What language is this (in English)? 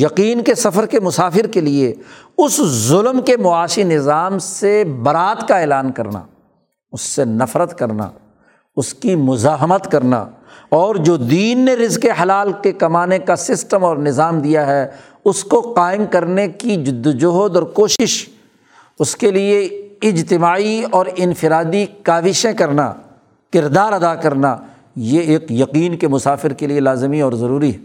Urdu